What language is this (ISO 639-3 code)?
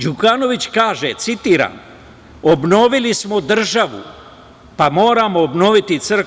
srp